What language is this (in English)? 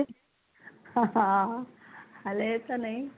Punjabi